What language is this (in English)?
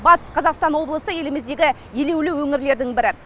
Kazakh